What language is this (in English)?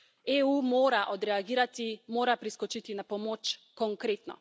Slovenian